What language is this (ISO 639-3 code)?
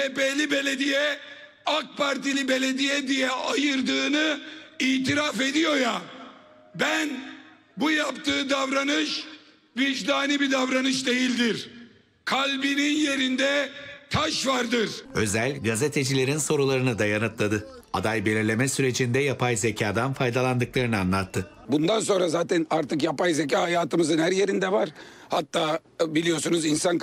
tur